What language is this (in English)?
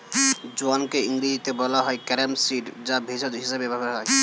Bangla